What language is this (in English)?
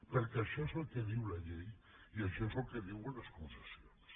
Catalan